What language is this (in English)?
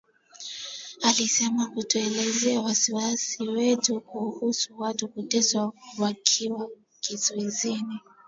Swahili